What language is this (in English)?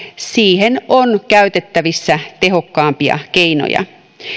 Finnish